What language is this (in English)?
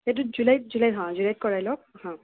Assamese